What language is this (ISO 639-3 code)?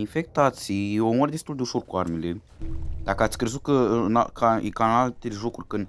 ron